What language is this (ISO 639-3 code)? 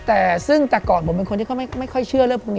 tha